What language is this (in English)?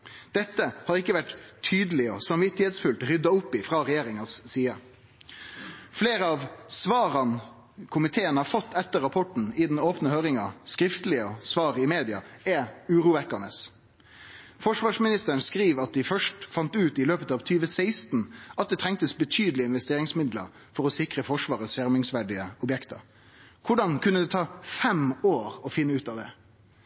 Norwegian Nynorsk